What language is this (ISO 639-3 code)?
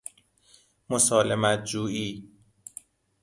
fas